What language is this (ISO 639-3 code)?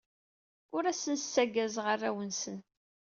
kab